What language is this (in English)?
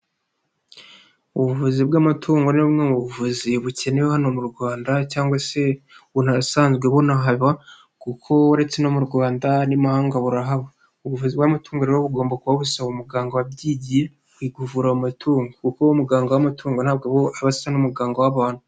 Kinyarwanda